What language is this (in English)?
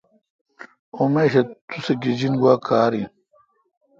Kalkoti